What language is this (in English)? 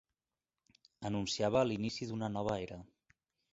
Catalan